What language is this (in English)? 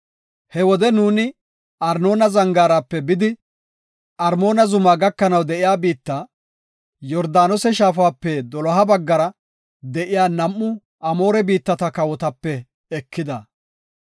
Gofa